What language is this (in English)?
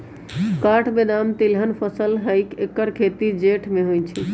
Magahi